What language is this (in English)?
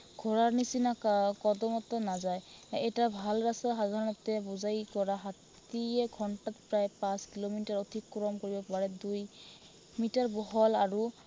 Assamese